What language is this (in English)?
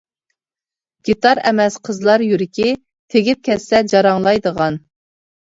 Uyghur